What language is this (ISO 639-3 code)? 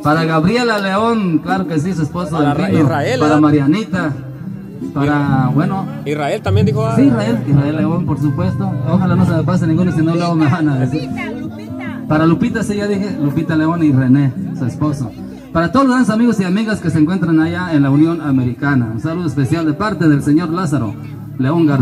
spa